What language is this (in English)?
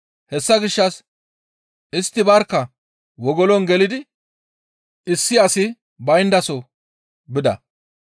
Gamo